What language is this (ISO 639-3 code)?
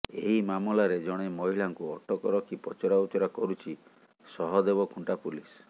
ori